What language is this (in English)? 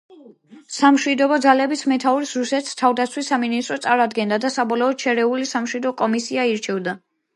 Georgian